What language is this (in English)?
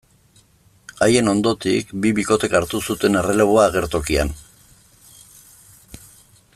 Basque